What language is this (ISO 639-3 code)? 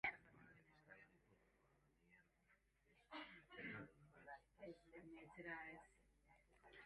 eus